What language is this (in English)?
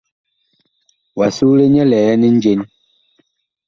Bakoko